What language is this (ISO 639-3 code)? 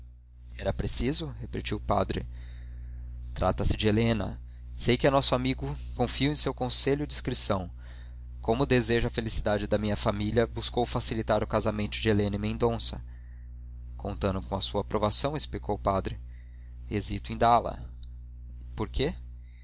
por